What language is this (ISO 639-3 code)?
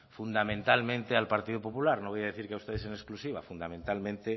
spa